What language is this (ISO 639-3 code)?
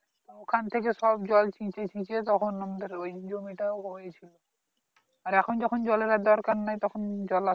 ben